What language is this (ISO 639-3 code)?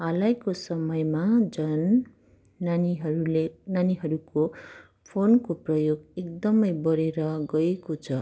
nep